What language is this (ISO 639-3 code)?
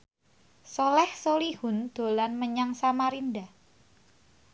jav